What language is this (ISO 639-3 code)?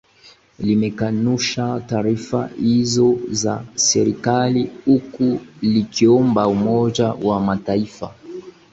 swa